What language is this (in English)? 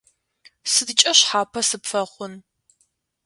Adyghe